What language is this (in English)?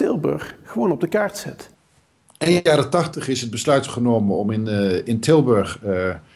Dutch